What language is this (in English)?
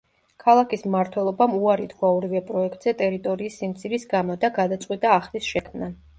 Georgian